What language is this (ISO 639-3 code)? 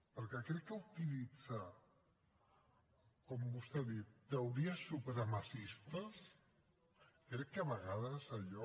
cat